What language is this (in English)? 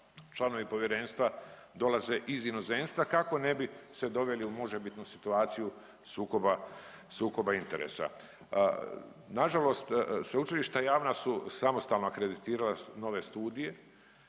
Croatian